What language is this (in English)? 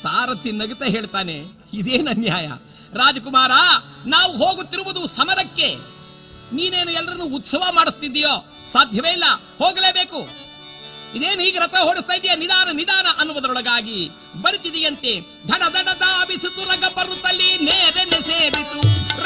Kannada